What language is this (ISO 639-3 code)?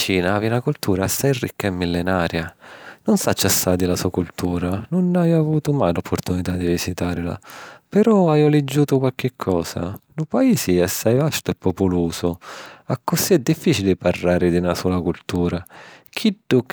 scn